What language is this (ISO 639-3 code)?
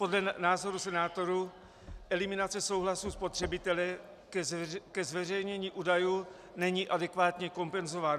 ces